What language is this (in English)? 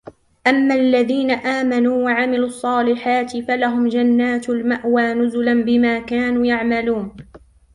Arabic